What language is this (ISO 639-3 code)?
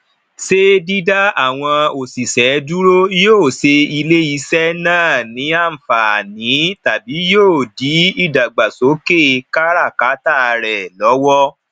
yor